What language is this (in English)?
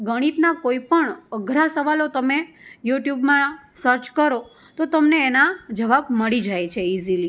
Gujarati